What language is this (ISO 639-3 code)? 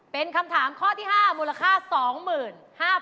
tha